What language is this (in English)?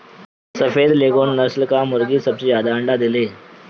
Bhojpuri